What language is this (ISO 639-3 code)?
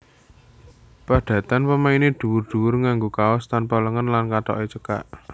jav